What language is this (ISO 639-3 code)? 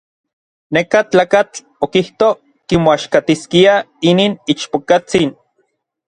nlv